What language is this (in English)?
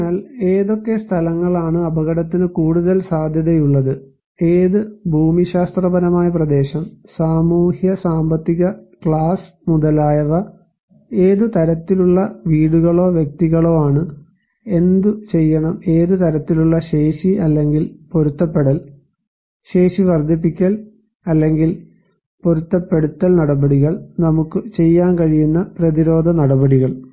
Malayalam